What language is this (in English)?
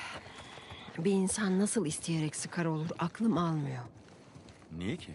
Turkish